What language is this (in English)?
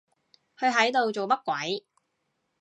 Cantonese